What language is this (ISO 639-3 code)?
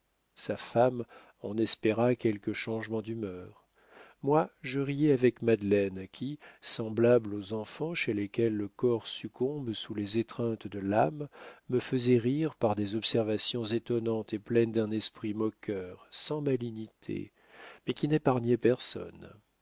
fra